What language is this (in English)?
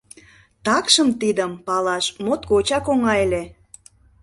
Mari